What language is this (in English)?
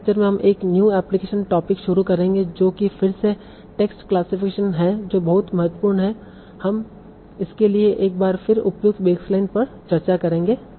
Hindi